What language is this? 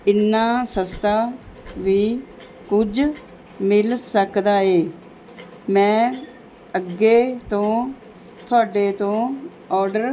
Punjabi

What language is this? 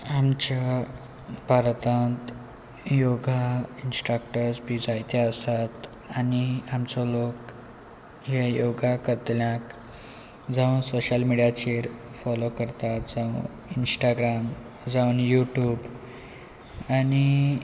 Konkani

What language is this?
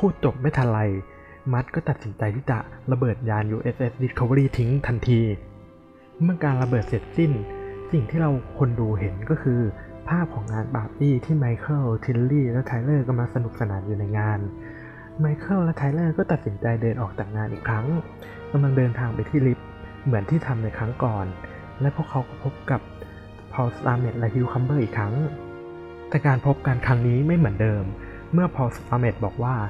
Thai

